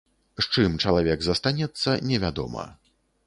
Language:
Belarusian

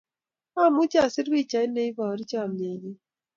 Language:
Kalenjin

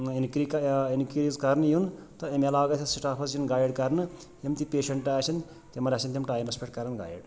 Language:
Kashmiri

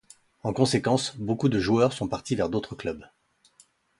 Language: French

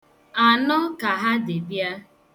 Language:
Igbo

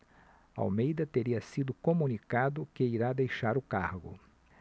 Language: Portuguese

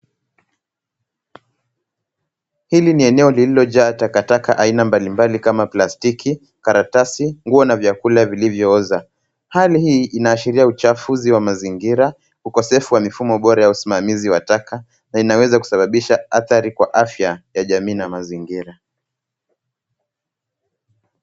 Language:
Swahili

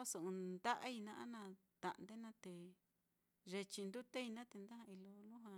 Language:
Mitlatongo Mixtec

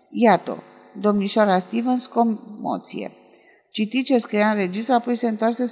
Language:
Romanian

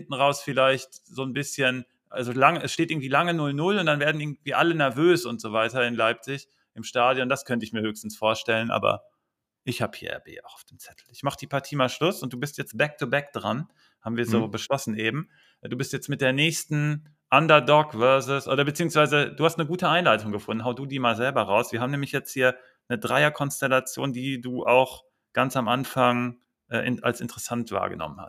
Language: German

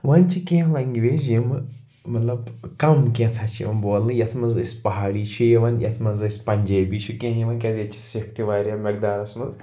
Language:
Kashmiri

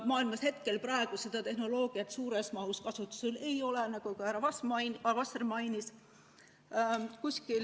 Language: Estonian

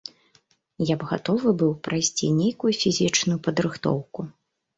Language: Belarusian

